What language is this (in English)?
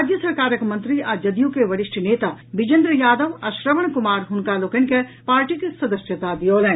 Maithili